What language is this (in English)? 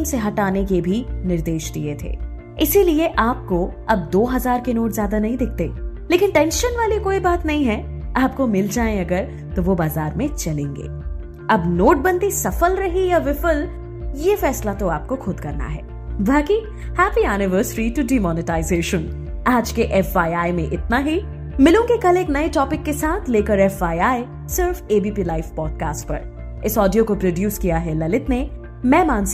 Hindi